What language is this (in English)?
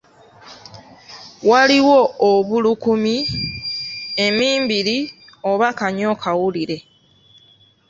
Ganda